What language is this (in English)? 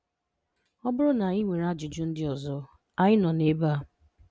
Igbo